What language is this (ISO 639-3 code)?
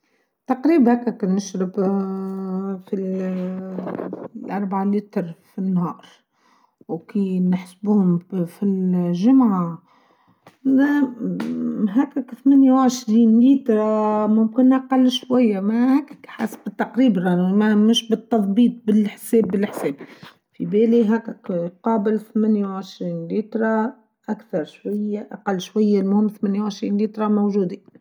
aeb